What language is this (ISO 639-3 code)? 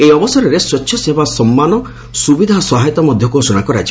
ori